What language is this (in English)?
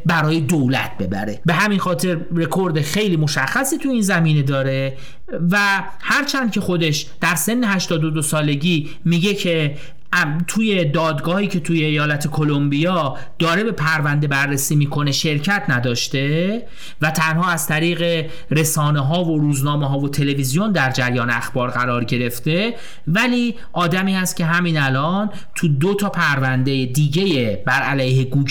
Persian